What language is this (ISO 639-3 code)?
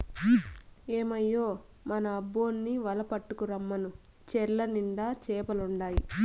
tel